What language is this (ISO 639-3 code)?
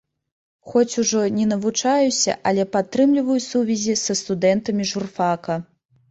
bel